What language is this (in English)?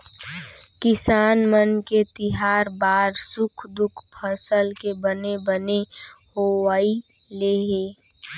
Chhattisgarhi